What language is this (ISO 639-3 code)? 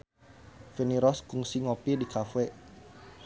sun